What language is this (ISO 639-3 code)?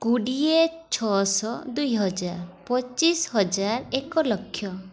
ori